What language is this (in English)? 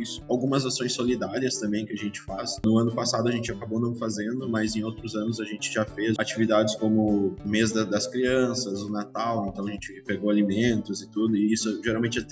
Portuguese